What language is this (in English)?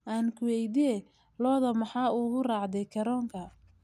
Somali